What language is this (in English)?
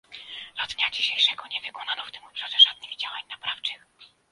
Polish